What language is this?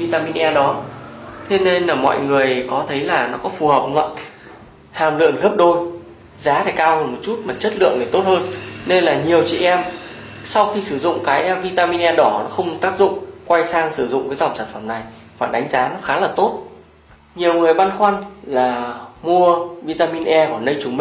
Vietnamese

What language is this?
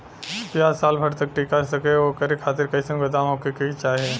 Bhojpuri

